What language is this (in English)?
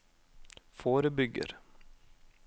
Norwegian